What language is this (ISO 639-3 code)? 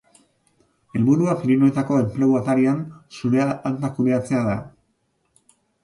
eus